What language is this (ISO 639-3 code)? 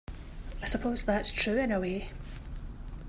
eng